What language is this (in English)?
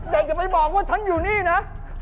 Thai